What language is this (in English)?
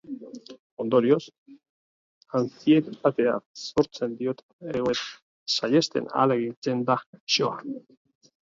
Basque